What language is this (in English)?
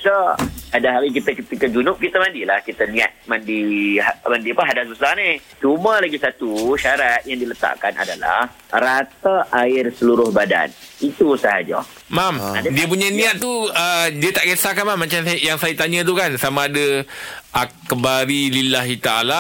Malay